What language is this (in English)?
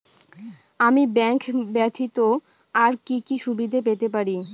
Bangla